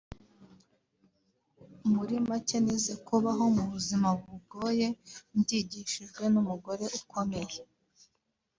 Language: Kinyarwanda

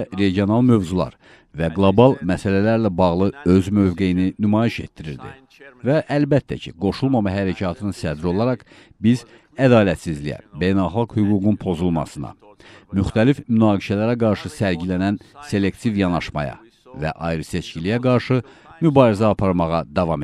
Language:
Turkish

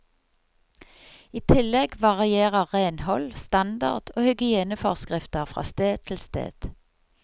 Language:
Norwegian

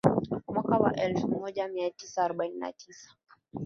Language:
Swahili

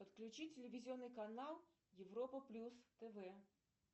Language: Russian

